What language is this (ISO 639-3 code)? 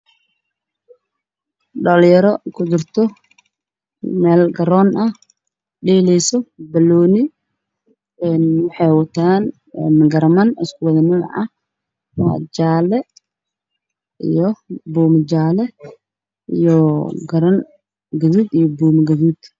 som